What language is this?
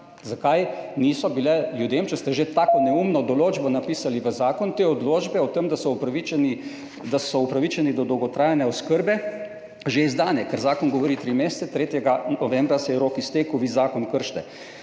Slovenian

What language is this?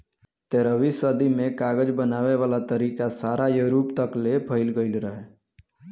Bhojpuri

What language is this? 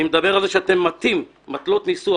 Hebrew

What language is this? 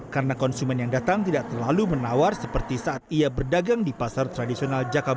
Indonesian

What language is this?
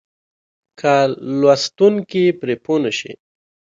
Pashto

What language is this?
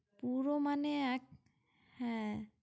Bangla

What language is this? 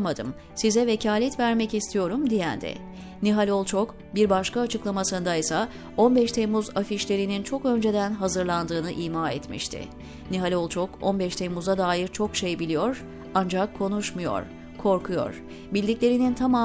Turkish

